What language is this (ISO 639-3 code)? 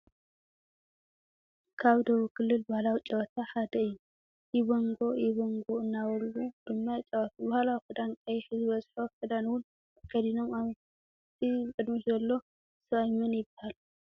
tir